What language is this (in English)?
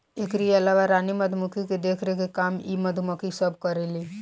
Bhojpuri